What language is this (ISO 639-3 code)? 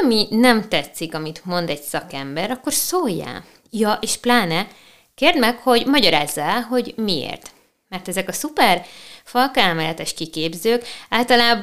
hun